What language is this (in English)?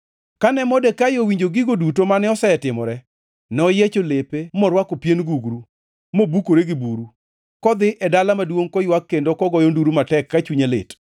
Luo (Kenya and Tanzania)